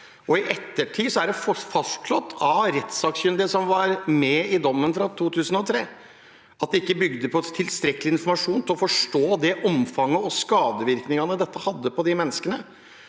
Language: Norwegian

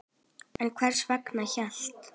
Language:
Icelandic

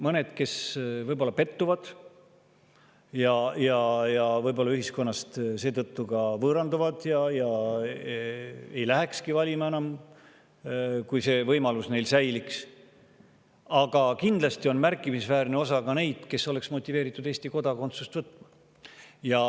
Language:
Estonian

